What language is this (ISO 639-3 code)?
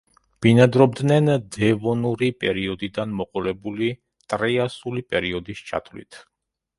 kat